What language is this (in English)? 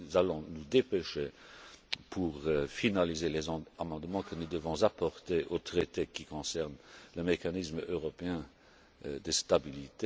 French